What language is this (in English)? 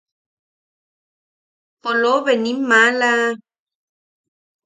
Yaqui